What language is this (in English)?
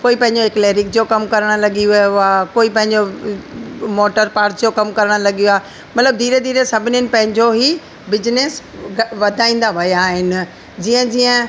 Sindhi